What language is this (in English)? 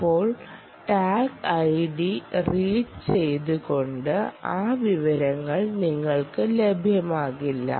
Malayalam